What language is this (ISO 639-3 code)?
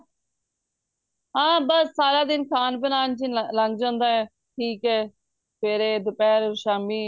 pan